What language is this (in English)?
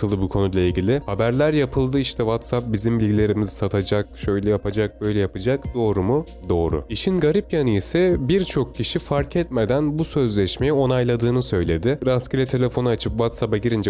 Turkish